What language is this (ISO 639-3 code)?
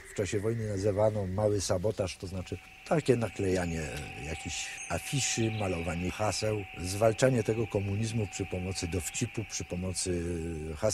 pol